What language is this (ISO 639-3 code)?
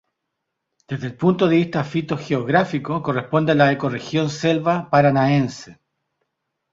spa